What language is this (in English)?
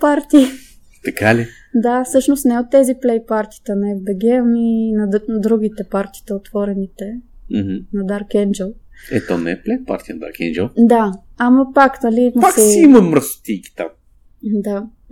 Bulgarian